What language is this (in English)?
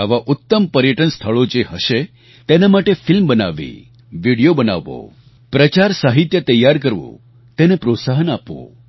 Gujarati